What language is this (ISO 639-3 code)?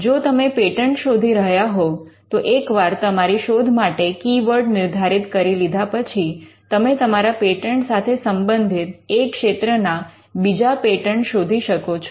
guj